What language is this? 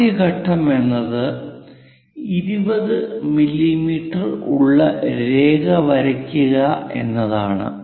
Malayalam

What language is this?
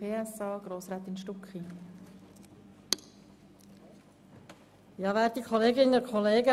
Swiss German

